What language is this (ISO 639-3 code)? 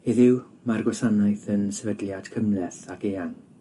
cym